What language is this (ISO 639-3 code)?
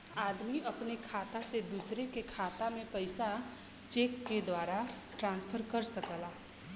bho